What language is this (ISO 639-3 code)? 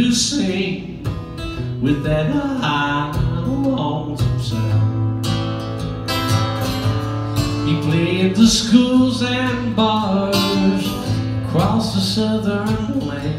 eng